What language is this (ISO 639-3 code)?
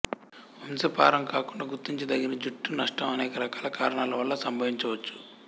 tel